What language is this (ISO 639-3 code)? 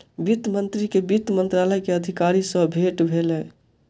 mai